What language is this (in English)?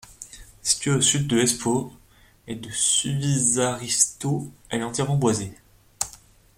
French